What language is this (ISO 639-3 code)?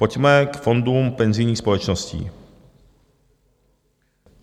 ces